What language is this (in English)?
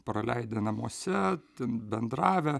Lithuanian